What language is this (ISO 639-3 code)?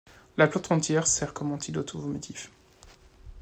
fra